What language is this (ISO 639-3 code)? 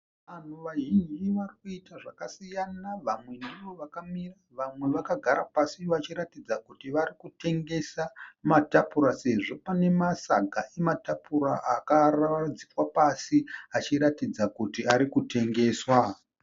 sna